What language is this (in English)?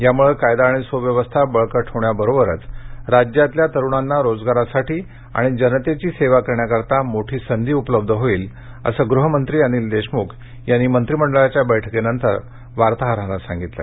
Marathi